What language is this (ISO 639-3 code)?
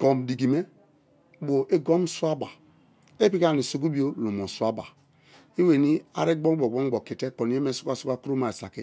ijn